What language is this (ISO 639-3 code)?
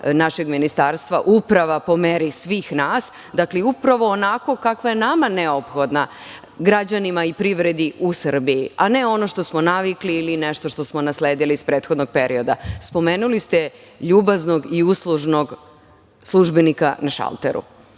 srp